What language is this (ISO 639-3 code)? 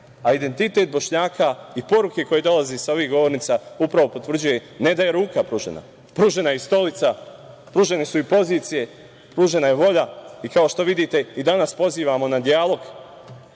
srp